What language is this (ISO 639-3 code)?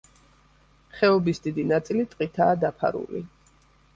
kat